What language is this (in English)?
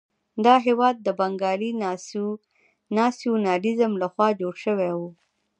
Pashto